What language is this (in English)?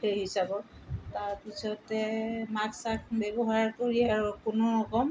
Assamese